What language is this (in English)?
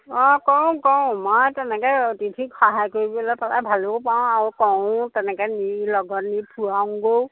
Assamese